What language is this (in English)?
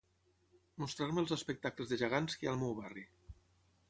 Catalan